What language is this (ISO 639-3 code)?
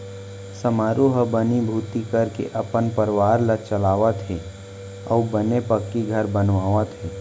hne